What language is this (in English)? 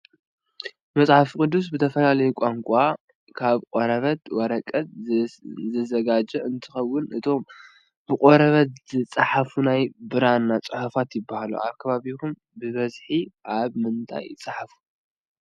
Tigrinya